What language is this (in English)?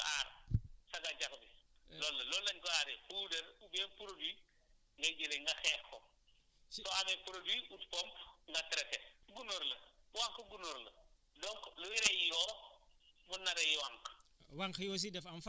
Wolof